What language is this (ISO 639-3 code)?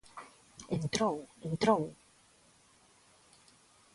glg